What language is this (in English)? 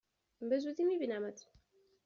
Persian